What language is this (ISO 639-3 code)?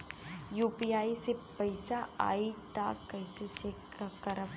bho